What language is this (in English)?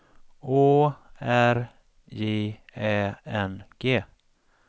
Swedish